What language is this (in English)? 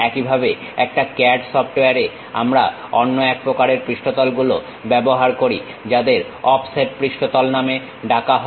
Bangla